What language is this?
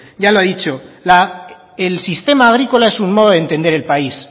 Spanish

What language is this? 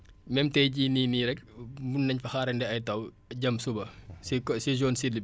Wolof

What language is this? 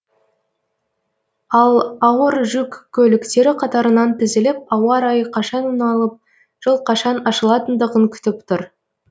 Kazakh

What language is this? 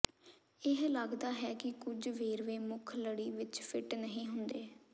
Punjabi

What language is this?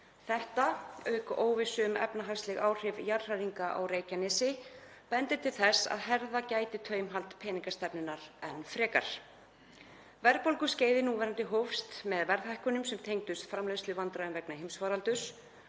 Icelandic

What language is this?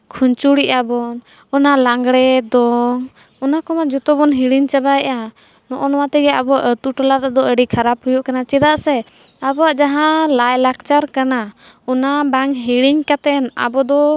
Santali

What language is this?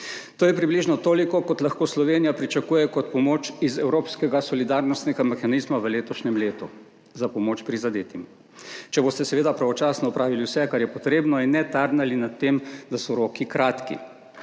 Slovenian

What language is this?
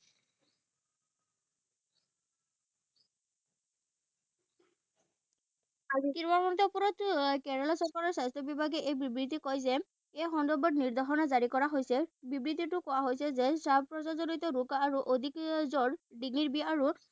Assamese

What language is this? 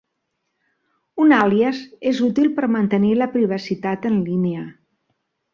Catalan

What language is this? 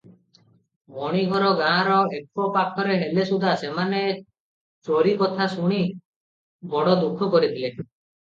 Odia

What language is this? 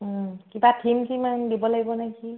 Assamese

